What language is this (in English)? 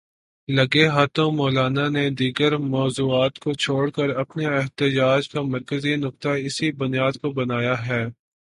Urdu